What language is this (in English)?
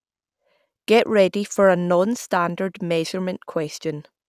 English